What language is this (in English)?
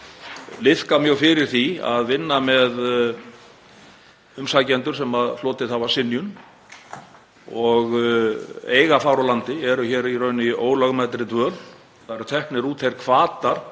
Icelandic